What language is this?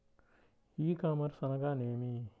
Telugu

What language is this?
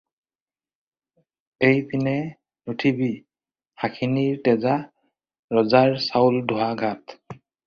Assamese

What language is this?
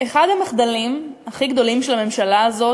Hebrew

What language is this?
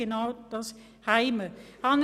Swiss German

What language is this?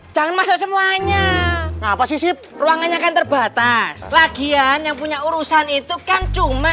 Indonesian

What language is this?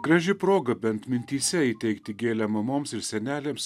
Lithuanian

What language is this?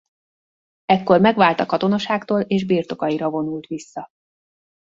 Hungarian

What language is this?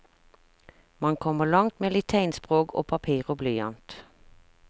Norwegian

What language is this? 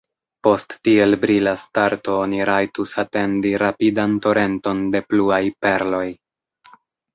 Esperanto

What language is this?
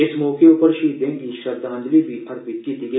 Dogri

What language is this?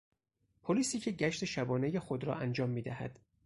Persian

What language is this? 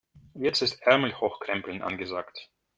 German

